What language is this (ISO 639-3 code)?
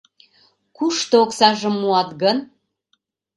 chm